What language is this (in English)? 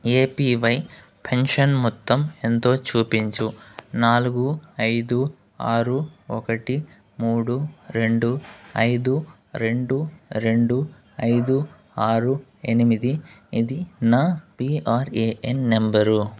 Telugu